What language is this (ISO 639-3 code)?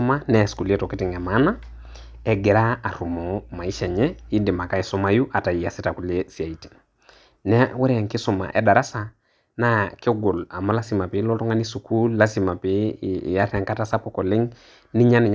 mas